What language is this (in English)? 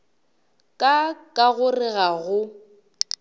Northern Sotho